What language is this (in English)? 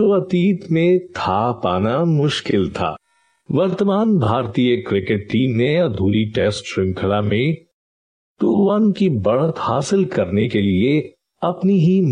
Hindi